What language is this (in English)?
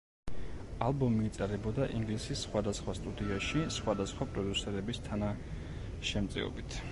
Georgian